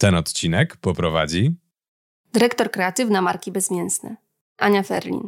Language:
Polish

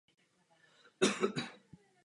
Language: Czech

